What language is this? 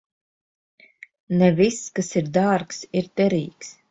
Latvian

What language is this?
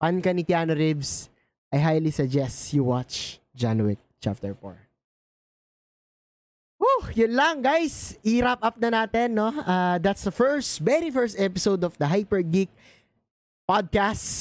Filipino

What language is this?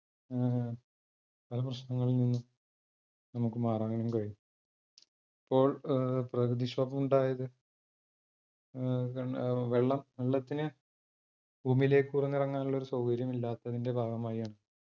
Malayalam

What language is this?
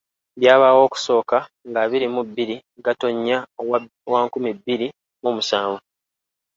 Ganda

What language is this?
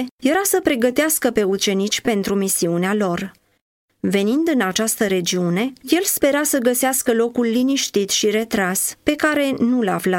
Romanian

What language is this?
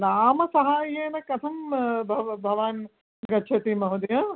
Sanskrit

